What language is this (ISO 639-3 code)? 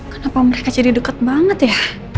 ind